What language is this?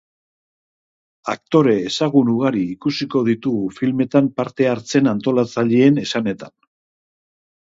Basque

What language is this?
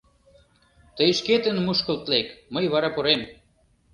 Mari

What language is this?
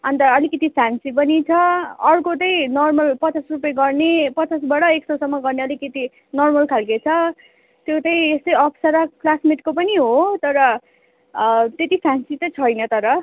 Nepali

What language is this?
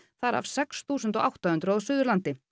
Icelandic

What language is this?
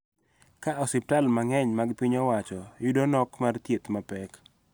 Luo (Kenya and Tanzania)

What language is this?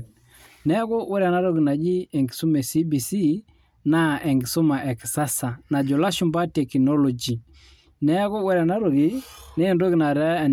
Masai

